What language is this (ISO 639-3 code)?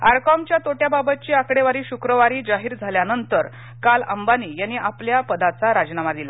mar